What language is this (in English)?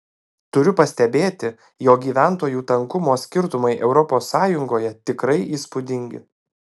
Lithuanian